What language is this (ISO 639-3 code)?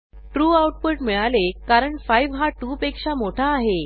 mar